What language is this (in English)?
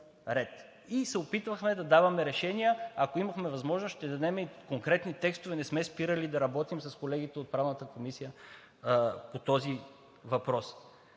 Bulgarian